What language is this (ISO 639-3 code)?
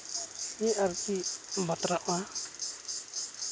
sat